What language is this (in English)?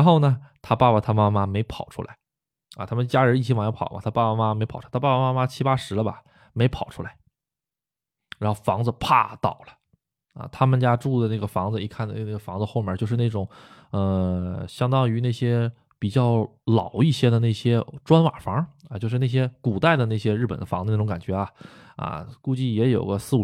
Chinese